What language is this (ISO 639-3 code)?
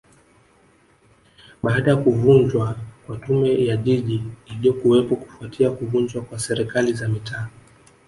swa